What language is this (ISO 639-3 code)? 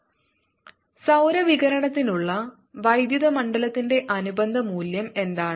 mal